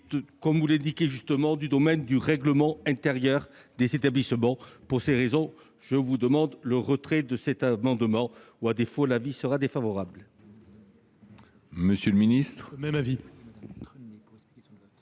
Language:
French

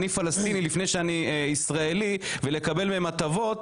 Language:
Hebrew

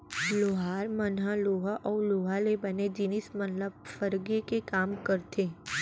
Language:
Chhattisgarhi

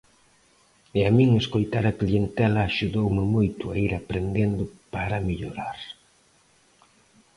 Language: Galician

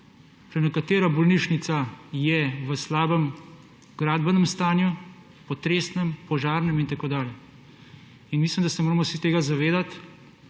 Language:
Slovenian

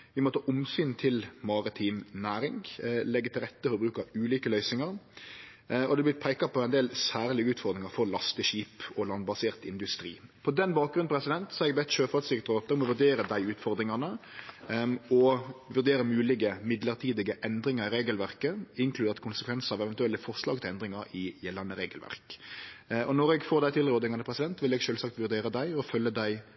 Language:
Norwegian Nynorsk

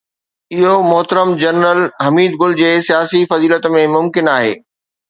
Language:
Sindhi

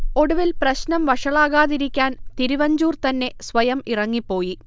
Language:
Malayalam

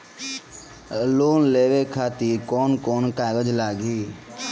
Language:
Bhojpuri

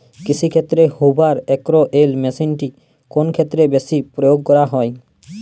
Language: Bangla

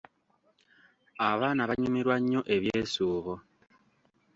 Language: Ganda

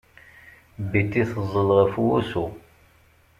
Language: Kabyle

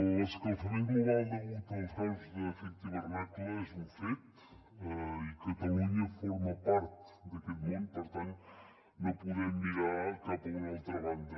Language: Catalan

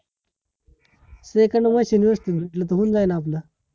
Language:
Marathi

